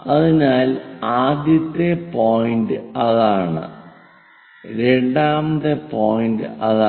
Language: Malayalam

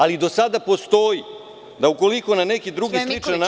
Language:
Serbian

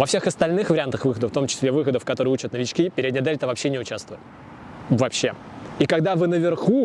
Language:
Russian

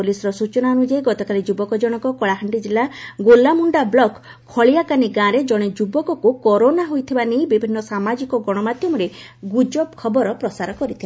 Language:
Odia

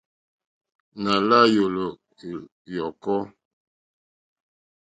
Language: Mokpwe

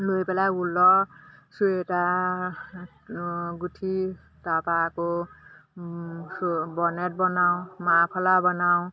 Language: Assamese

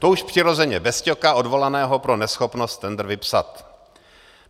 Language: Czech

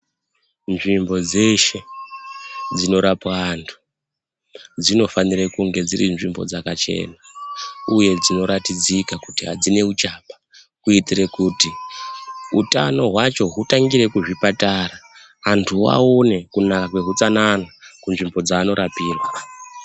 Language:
Ndau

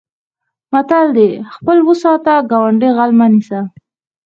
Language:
Pashto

